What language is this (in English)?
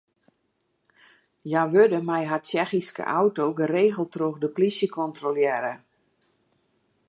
Western Frisian